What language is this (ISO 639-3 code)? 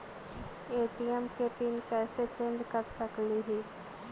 mag